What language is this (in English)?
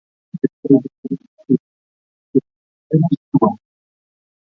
Central Kurdish